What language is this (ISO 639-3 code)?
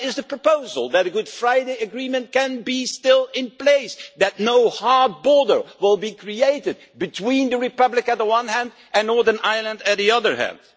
eng